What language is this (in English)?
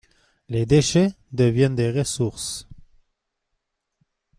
French